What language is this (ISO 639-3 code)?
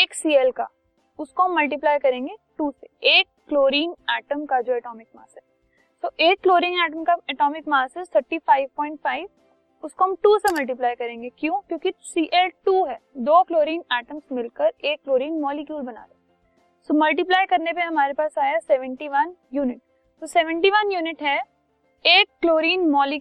hin